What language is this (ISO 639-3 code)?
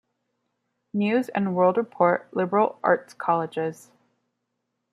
spa